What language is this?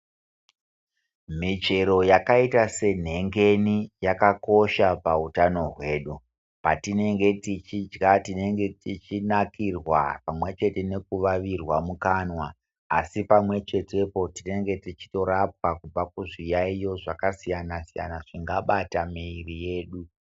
Ndau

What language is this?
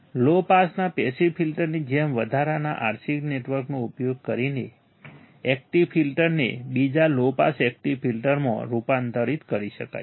Gujarati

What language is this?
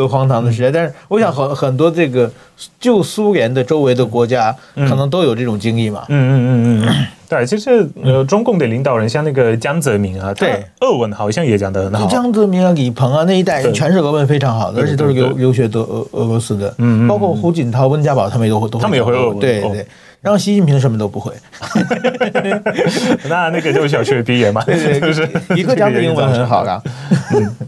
Chinese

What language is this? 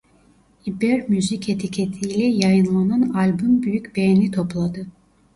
Turkish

